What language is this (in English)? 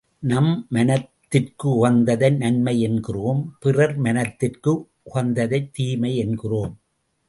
Tamil